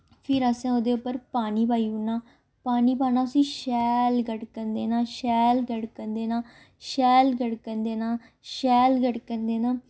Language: Dogri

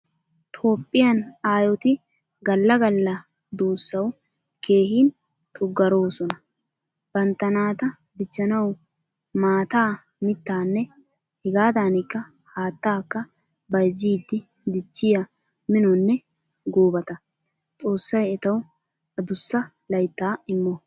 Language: Wolaytta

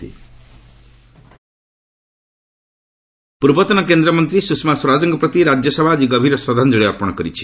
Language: Odia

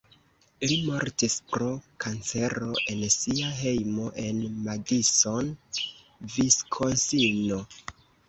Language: Esperanto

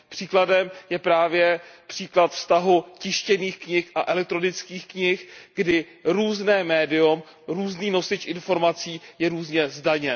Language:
Czech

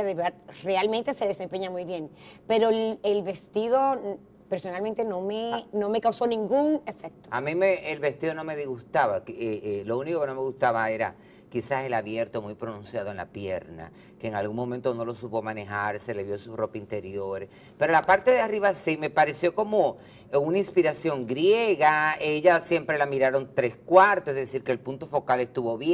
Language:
Spanish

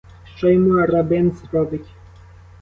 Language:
Ukrainian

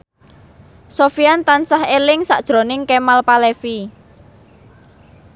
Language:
Javanese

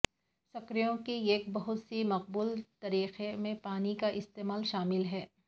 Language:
Urdu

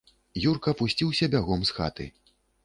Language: Belarusian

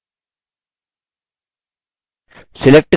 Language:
Hindi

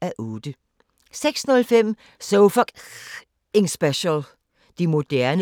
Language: Danish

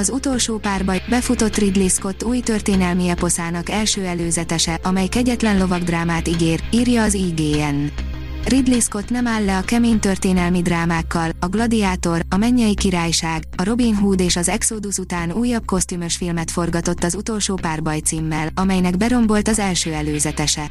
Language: Hungarian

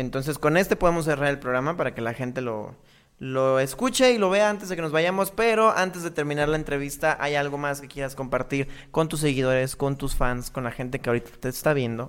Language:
Spanish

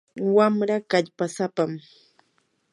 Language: Yanahuanca Pasco Quechua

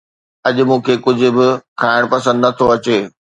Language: Sindhi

